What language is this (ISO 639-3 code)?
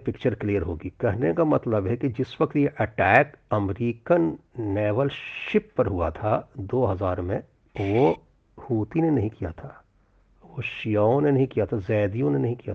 hin